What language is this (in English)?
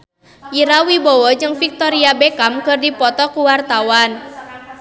Sundanese